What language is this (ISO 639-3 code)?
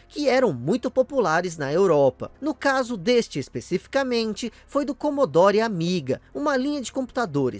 por